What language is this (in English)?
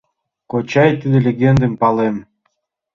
Mari